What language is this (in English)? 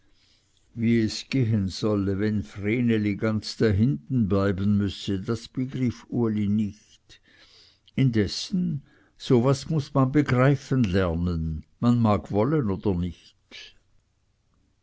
German